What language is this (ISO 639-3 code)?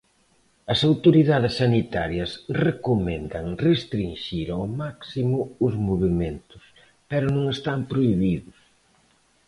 glg